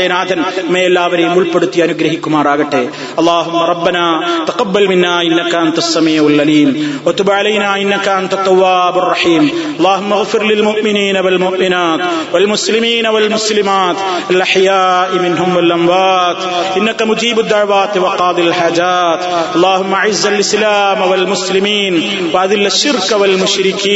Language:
Malayalam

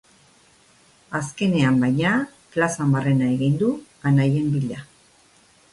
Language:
Basque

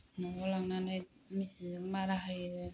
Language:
Bodo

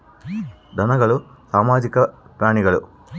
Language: Kannada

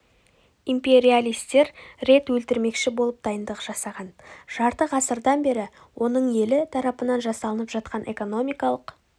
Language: Kazakh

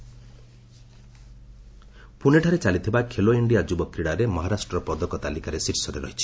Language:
Odia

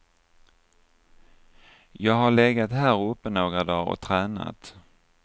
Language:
Swedish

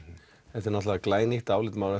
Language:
Icelandic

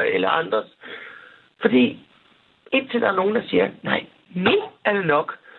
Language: Danish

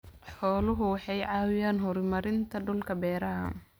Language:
Somali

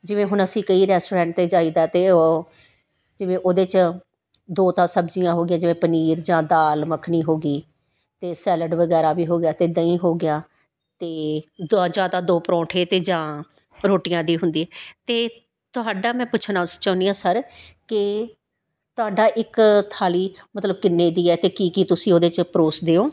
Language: Punjabi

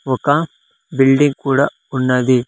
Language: Telugu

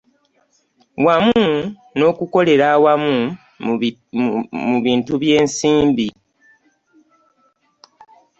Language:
Ganda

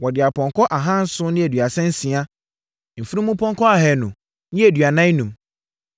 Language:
Akan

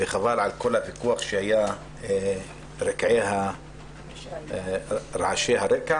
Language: Hebrew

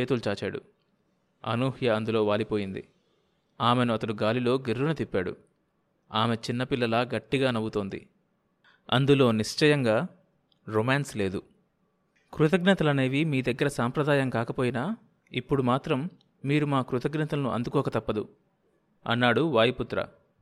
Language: Telugu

